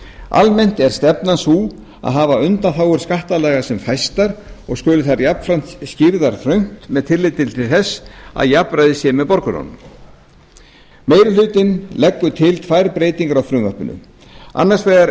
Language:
Icelandic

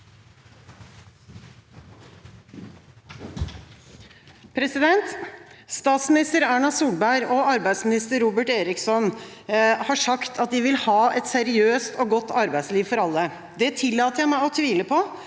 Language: Norwegian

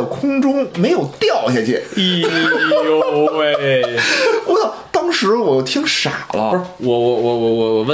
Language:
Chinese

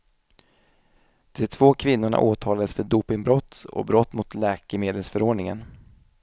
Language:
Swedish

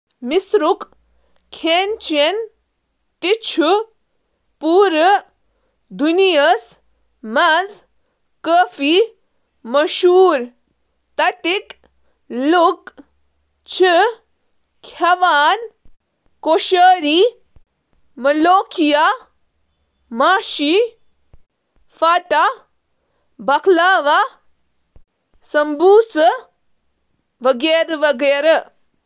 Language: Kashmiri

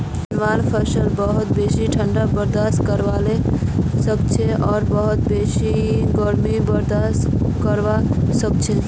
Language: Magahi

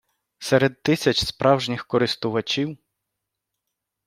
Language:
Ukrainian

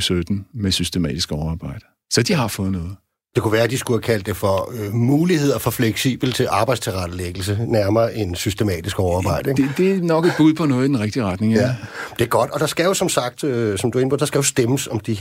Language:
Danish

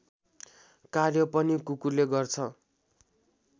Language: Nepali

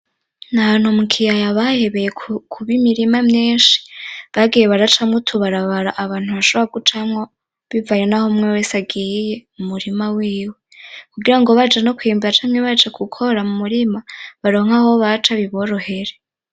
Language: Rundi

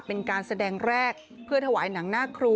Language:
Thai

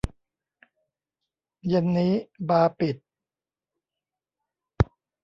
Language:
Thai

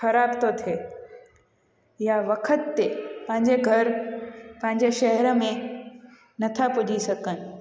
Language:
Sindhi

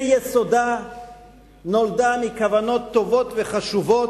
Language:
Hebrew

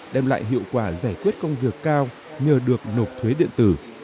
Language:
Vietnamese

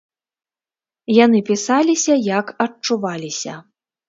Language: Belarusian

